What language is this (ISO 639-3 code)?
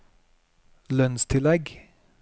nor